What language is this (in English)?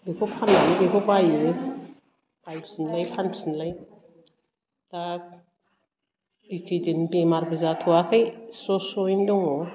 Bodo